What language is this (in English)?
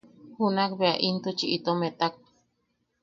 Yaqui